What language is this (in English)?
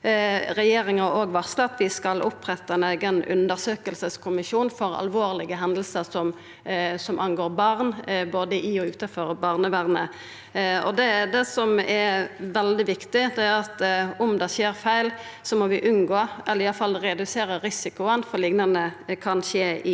Norwegian